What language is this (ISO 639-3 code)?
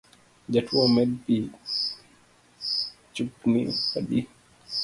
luo